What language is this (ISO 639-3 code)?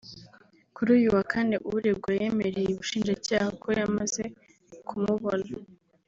kin